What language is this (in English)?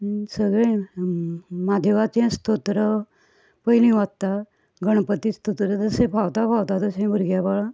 Konkani